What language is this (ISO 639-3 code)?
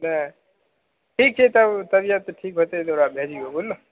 mai